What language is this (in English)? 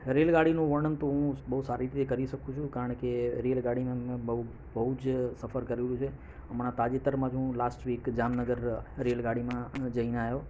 Gujarati